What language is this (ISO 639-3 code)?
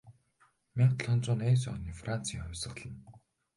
mon